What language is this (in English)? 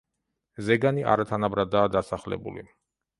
Georgian